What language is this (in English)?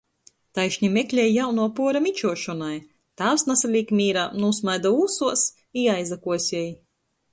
Latgalian